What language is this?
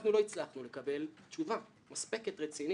Hebrew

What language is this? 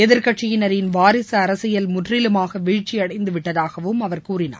Tamil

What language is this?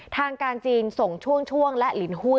Thai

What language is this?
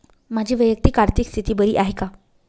Marathi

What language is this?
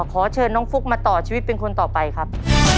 Thai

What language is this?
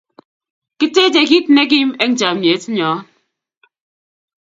Kalenjin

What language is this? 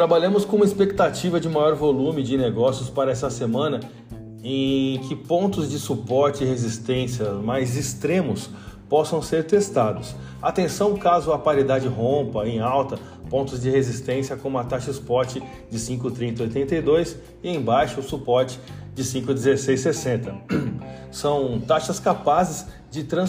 Portuguese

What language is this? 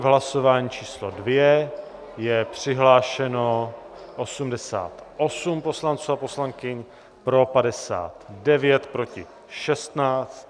Czech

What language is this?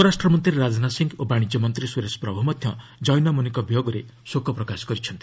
Odia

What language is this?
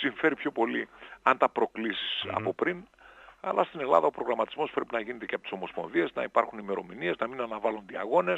Greek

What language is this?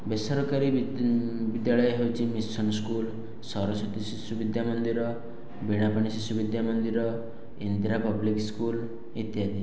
Odia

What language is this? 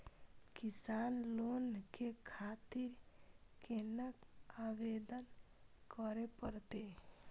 Maithili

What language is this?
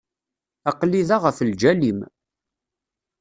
Kabyle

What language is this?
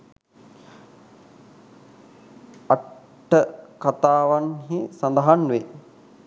Sinhala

